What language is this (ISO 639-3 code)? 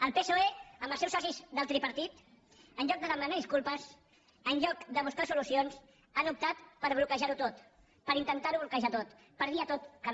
cat